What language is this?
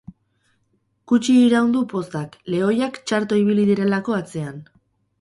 Basque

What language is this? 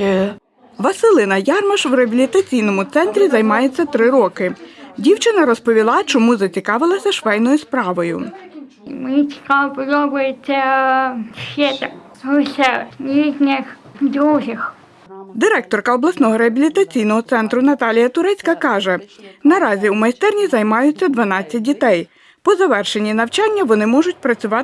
Ukrainian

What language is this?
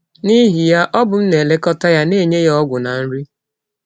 Igbo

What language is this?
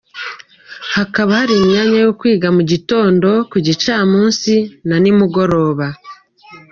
Kinyarwanda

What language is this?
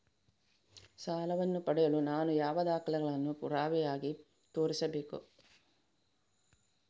Kannada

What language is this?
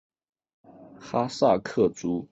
Chinese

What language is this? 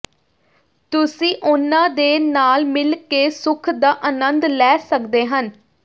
Punjabi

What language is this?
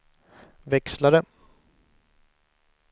Swedish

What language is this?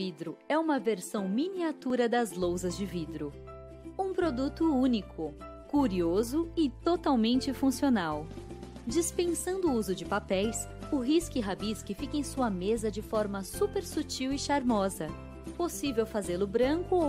Portuguese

